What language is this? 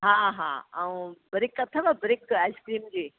Sindhi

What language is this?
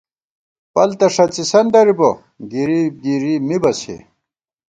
Gawar-Bati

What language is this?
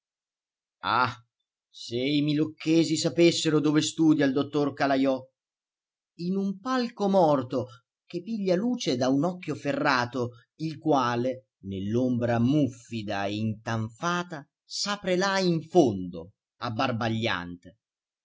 Italian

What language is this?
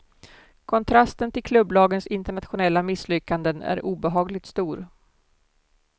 Swedish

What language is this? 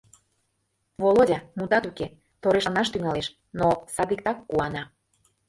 Mari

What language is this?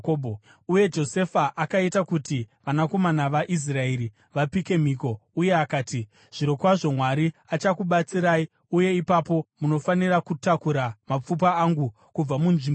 Shona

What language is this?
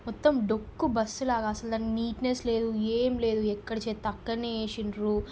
Telugu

